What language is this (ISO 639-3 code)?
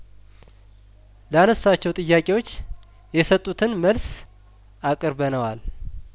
amh